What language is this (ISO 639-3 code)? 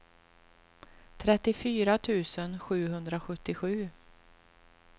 swe